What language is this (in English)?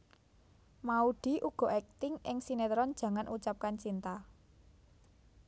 Javanese